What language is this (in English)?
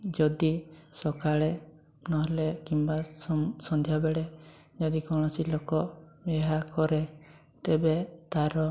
Odia